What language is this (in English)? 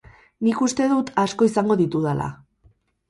Basque